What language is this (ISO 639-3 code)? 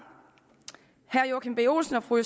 dan